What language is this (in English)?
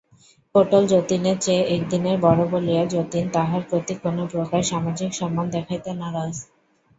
Bangla